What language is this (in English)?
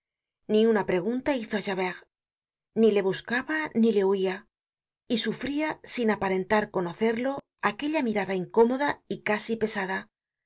Spanish